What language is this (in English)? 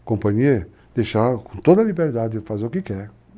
Portuguese